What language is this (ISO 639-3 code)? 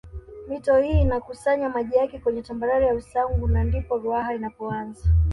swa